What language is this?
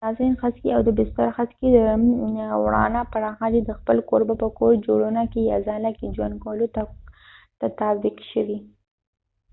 Pashto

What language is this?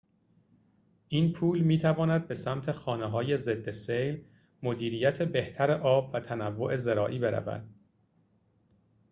Persian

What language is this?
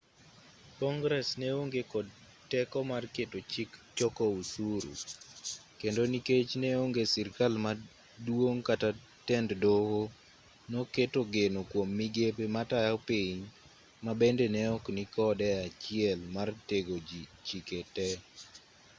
Luo (Kenya and Tanzania)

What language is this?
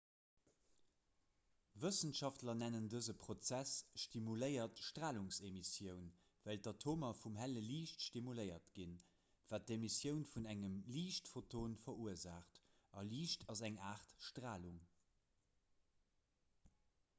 Luxembourgish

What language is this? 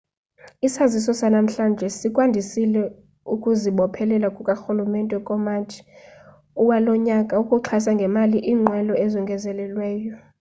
Xhosa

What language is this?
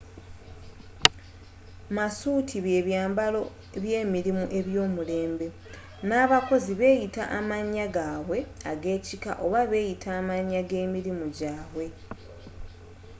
Ganda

